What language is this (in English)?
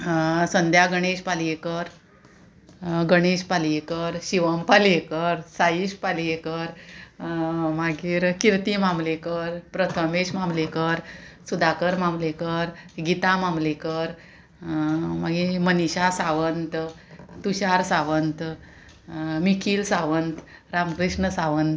Konkani